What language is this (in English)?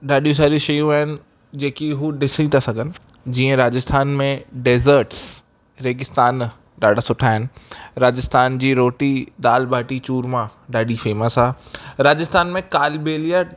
Sindhi